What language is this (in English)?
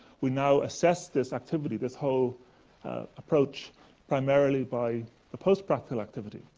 English